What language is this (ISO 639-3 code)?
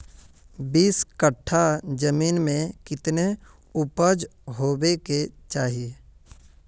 mag